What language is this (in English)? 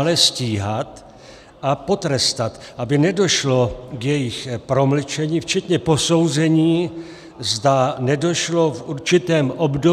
Czech